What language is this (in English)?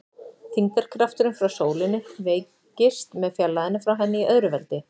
Icelandic